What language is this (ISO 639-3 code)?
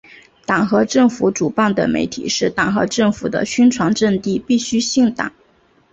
zho